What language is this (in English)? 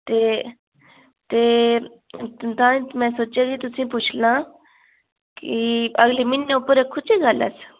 Dogri